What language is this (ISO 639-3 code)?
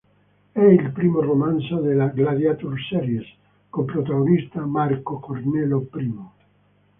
ita